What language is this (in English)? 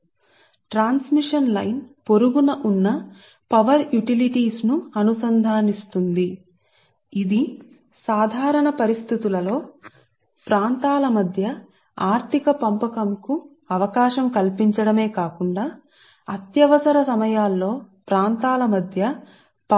Telugu